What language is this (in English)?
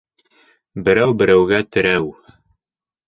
Bashkir